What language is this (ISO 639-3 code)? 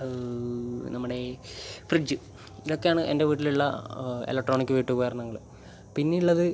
mal